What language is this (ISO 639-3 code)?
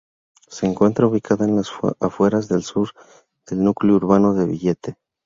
spa